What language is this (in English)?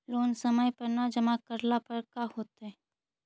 Magahi